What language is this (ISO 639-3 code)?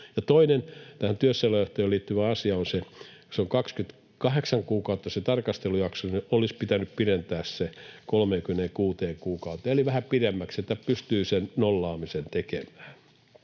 fin